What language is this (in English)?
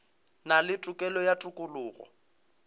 Northern Sotho